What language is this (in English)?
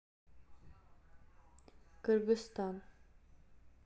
Russian